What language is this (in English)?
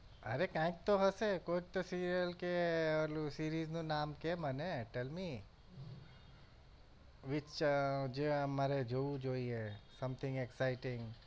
Gujarati